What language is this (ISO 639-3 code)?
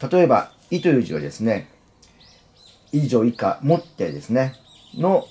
jpn